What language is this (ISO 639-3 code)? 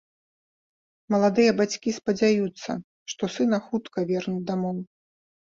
bel